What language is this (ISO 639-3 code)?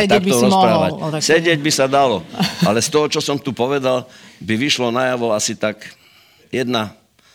slk